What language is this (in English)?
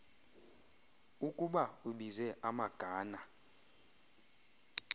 Xhosa